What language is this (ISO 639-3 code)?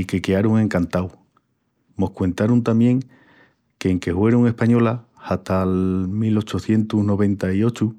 ext